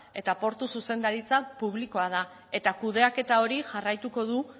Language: Basque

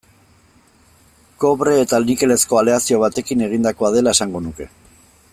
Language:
Basque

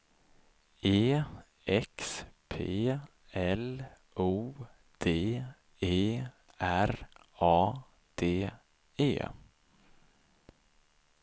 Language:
Swedish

